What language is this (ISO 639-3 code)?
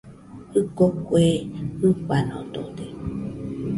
hux